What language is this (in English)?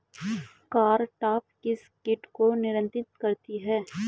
Hindi